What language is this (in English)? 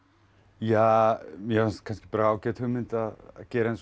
Icelandic